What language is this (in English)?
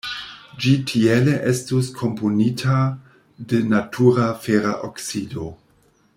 Esperanto